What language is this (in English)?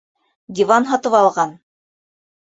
Bashkir